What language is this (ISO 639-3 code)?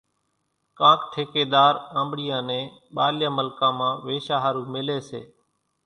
gjk